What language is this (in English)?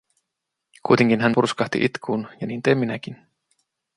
Finnish